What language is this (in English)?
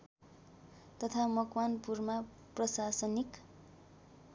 Nepali